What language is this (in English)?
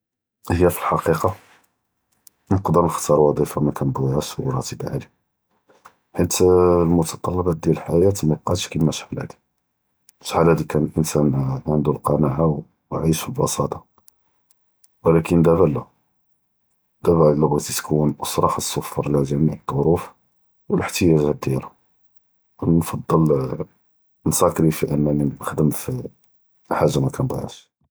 Judeo-Arabic